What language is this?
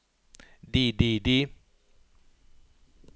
Norwegian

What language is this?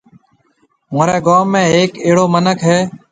Marwari (Pakistan)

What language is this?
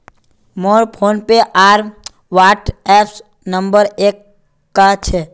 Magahi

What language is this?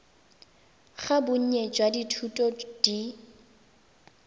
Tswana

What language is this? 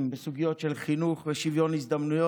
Hebrew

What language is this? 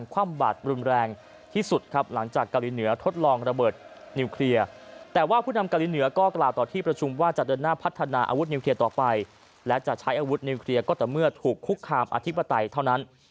Thai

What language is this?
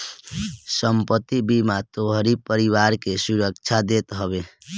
Bhojpuri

